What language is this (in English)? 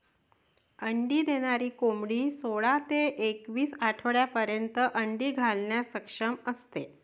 Marathi